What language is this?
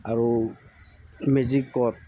Assamese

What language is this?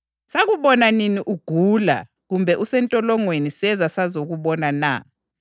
North Ndebele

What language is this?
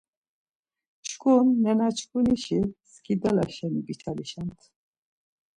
Laz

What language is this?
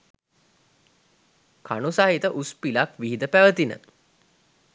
Sinhala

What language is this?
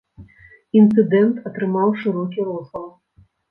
Belarusian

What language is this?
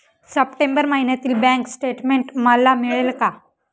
Marathi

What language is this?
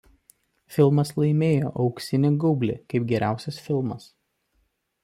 Lithuanian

